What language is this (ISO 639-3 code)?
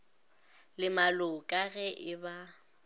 nso